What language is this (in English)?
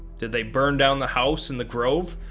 English